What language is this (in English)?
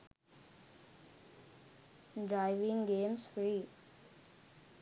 Sinhala